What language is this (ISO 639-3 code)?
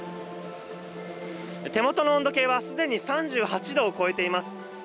jpn